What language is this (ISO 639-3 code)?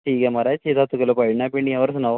doi